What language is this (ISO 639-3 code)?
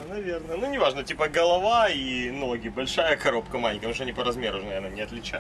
rus